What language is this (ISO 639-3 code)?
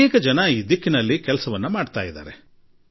kan